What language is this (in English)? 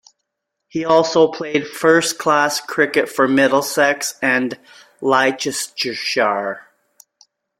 English